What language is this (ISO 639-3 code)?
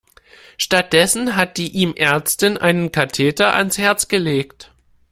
deu